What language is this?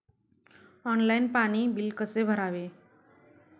Marathi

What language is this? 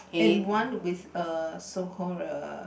English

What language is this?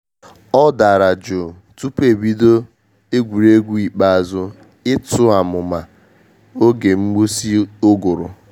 Igbo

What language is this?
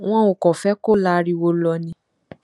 Yoruba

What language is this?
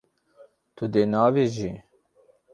Kurdish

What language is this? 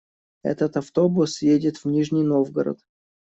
Russian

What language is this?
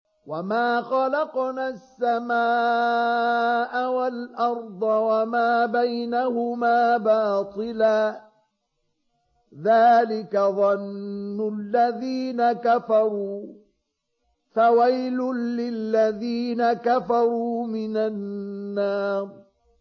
Arabic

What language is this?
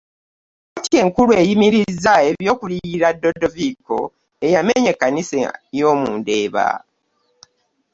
Ganda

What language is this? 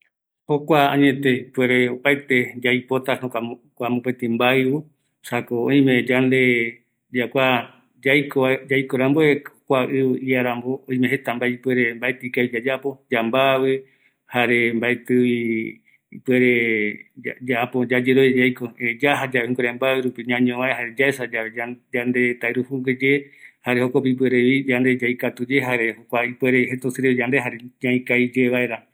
Eastern Bolivian Guaraní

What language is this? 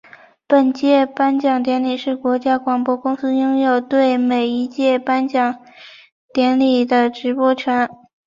Chinese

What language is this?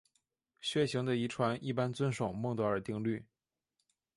Chinese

